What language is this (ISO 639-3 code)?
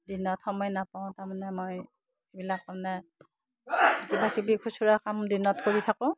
asm